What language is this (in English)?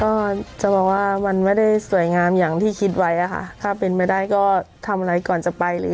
Thai